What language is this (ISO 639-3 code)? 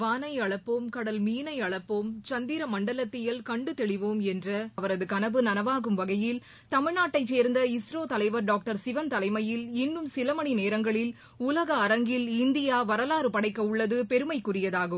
tam